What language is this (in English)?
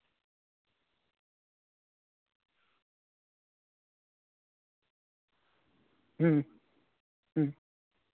Santali